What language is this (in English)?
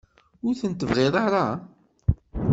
Kabyle